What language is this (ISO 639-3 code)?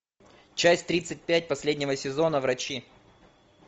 rus